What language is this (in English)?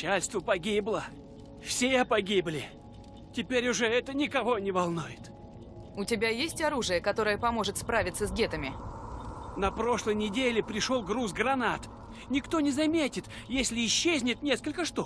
Russian